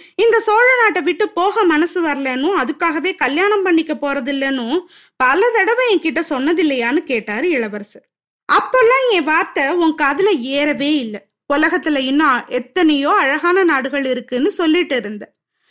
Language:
Tamil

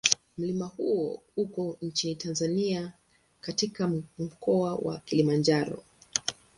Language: Swahili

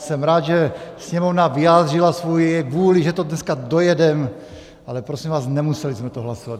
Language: Czech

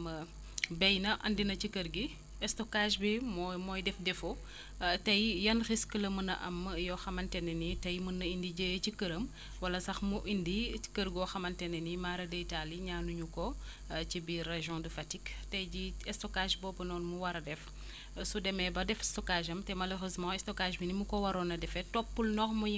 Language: Wolof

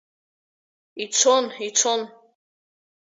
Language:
Abkhazian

